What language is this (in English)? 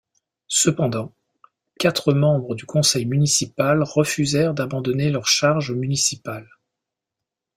French